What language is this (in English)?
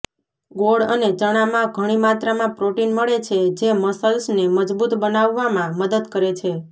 Gujarati